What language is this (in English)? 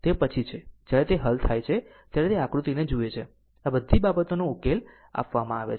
Gujarati